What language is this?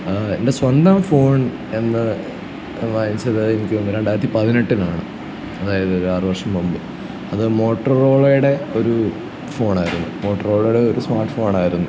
Malayalam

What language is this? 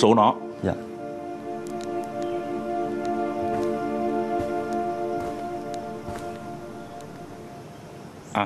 Vietnamese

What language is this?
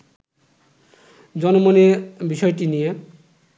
Bangla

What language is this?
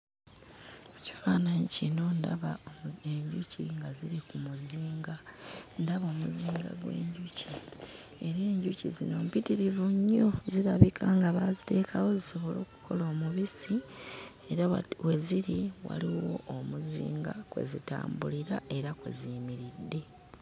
Ganda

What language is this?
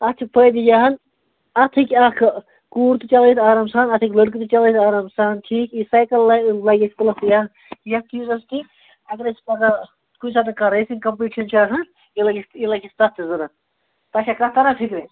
Kashmiri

